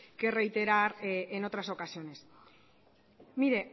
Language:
Spanish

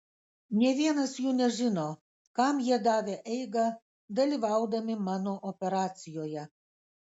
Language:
Lithuanian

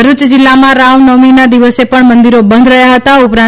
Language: Gujarati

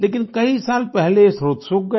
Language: Hindi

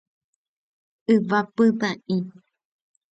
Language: Guarani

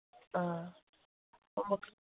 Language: Manipuri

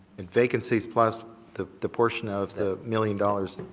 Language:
English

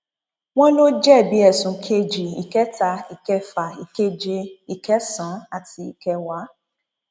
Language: Yoruba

